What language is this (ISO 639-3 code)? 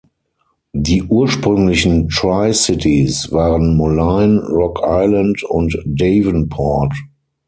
deu